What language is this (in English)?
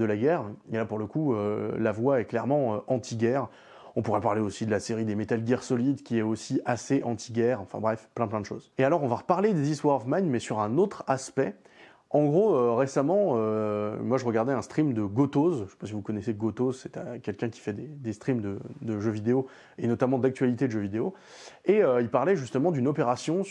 French